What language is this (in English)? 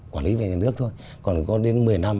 Vietnamese